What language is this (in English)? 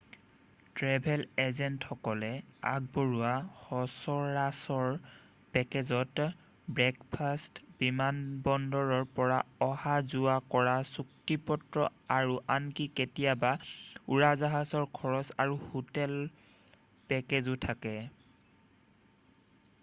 Assamese